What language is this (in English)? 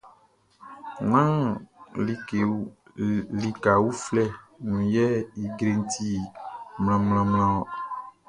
Baoulé